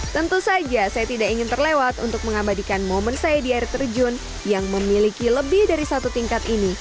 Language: Indonesian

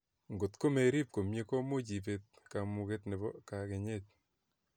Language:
Kalenjin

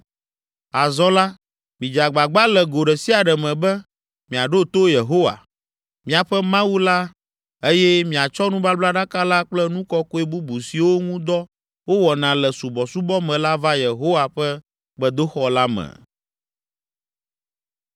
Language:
Ewe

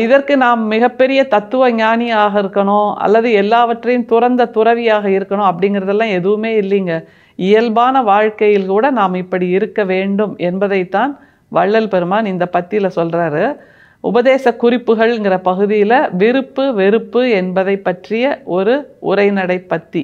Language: Tamil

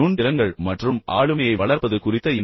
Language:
Tamil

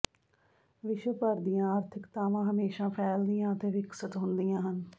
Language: Punjabi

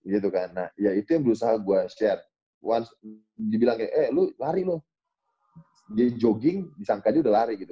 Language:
Indonesian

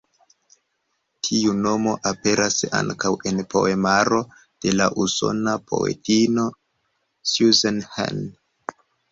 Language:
Esperanto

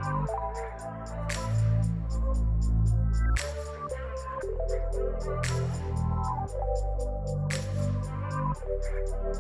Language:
English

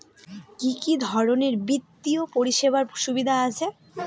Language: Bangla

